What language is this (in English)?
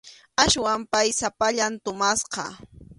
Arequipa-La Unión Quechua